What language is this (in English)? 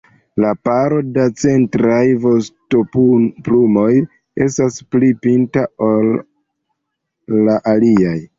Esperanto